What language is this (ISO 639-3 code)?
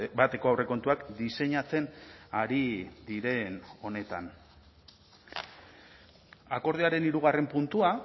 eus